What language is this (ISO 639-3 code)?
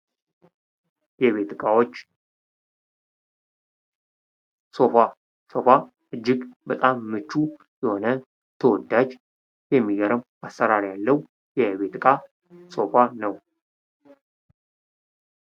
amh